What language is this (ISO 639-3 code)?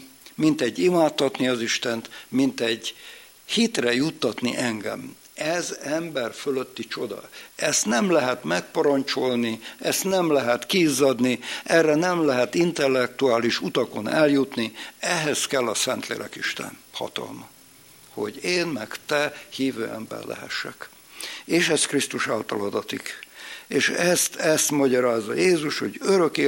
hun